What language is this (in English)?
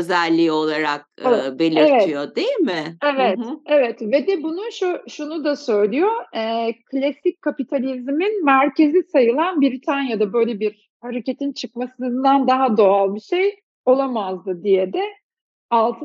Turkish